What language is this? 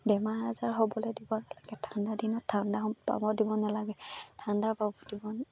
Assamese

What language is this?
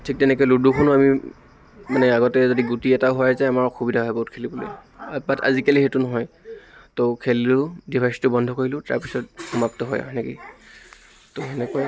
Assamese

